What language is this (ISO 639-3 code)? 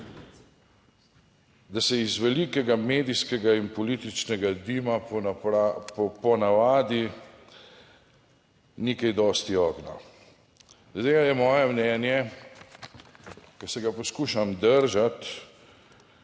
slv